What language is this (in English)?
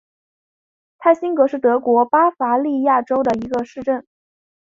Chinese